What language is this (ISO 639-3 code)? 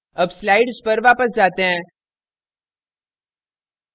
hin